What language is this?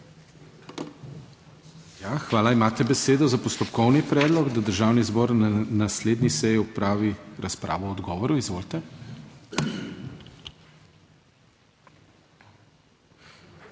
Slovenian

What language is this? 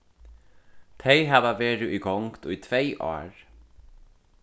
Faroese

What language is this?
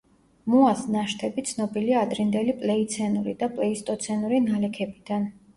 Georgian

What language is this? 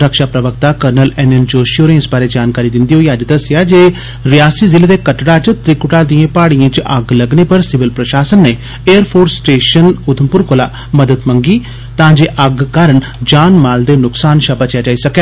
Dogri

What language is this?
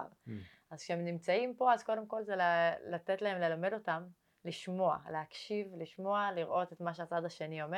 Hebrew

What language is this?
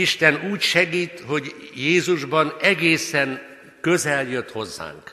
Hungarian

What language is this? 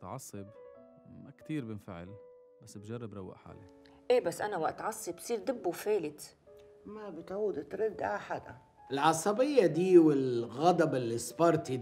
Arabic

